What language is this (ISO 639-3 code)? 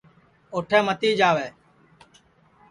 ssi